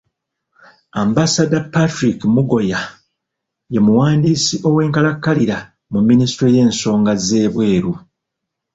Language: Ganda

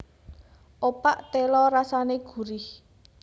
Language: Javanese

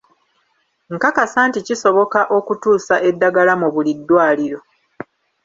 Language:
Ganda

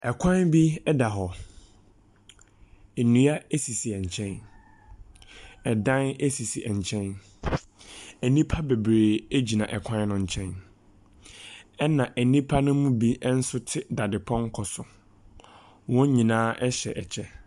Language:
Akan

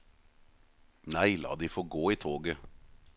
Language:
Norwegian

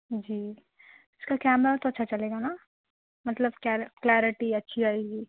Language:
Urdu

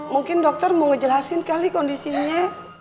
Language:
Indonesian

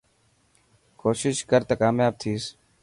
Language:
Dhatki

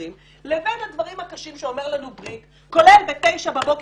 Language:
Hebrew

